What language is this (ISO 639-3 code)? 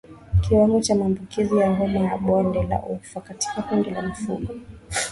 swa